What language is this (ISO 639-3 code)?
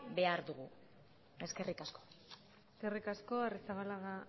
eus